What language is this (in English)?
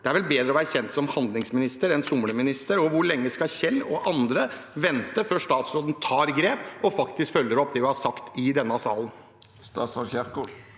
Norwegian